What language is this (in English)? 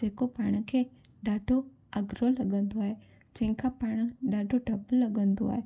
Sindhi